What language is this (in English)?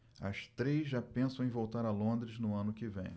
Portuguese